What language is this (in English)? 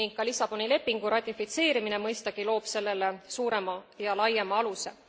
Estonian